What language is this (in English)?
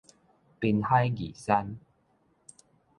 Min Nan Chinese